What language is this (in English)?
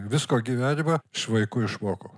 Lithuanian